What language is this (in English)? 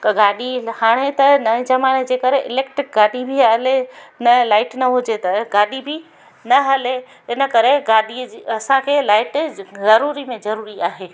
Sindhi